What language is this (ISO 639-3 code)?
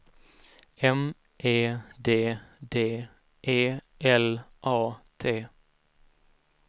swe